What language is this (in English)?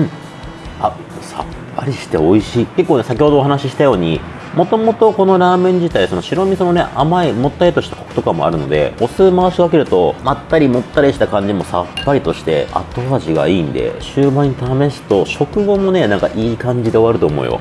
Japanese